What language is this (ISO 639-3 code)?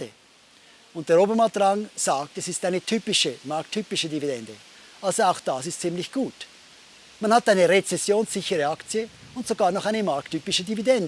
deu